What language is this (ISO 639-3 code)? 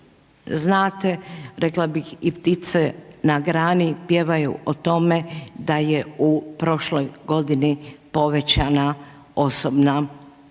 hrv